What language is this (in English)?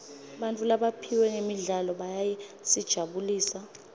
Swati